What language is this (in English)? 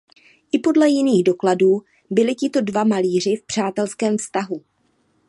Czech